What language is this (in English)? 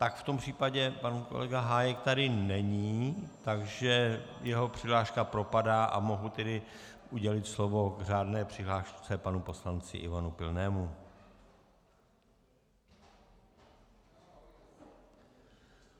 Czech